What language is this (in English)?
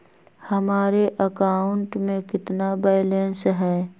Magahi